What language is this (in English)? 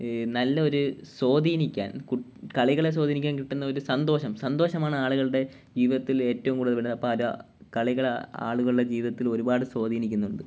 Malayalam